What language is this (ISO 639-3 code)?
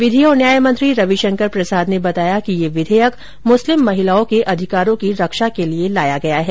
hin